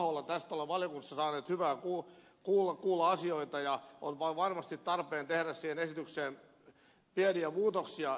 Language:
Finnish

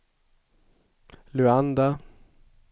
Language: Swedish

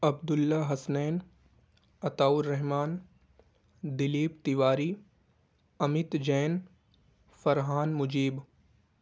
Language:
Urdu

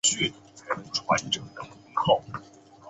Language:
Chinese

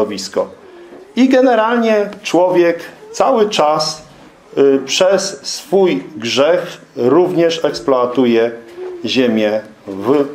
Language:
Polish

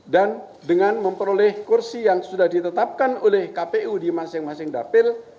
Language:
Indonesian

